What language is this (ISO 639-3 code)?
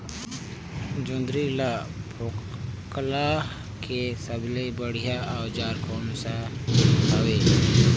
hne